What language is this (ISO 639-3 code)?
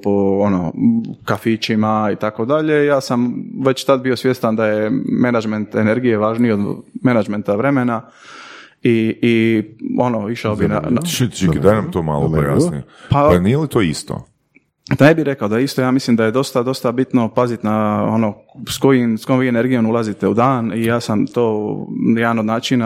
hrv